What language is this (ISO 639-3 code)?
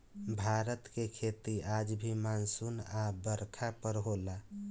bho